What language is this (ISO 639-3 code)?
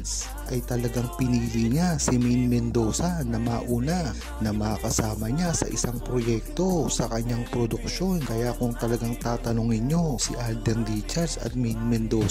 fil